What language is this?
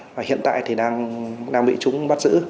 Vietnamese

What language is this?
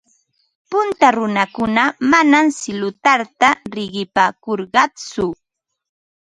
Ambo-Pasco Quechua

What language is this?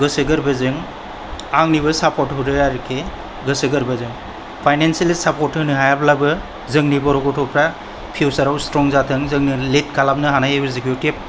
Bodo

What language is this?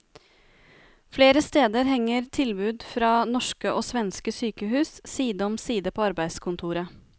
Norwegian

